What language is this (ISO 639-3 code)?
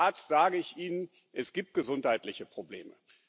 deu